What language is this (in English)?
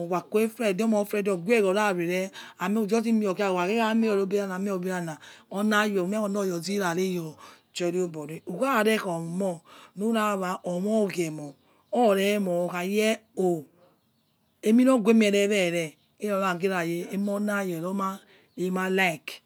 Yekhee